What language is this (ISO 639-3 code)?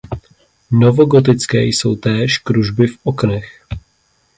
ces